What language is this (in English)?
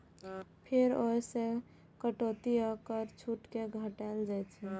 Maithili